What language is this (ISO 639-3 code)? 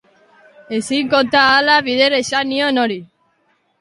eus